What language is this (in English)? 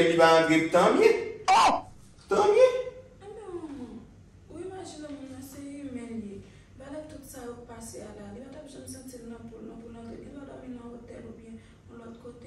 French